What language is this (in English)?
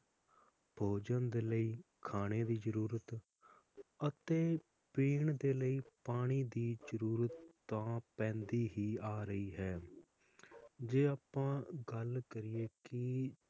Punjabi